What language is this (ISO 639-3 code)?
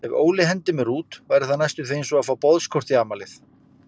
isl